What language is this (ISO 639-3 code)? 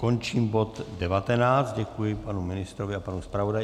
ces